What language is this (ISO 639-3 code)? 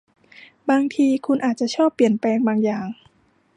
tha